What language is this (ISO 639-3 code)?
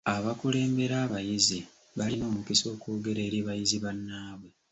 lug